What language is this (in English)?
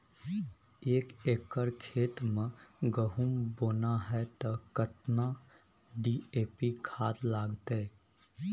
Maithili